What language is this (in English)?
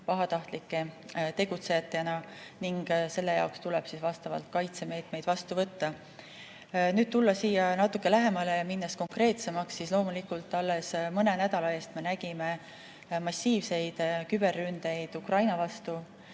Estonian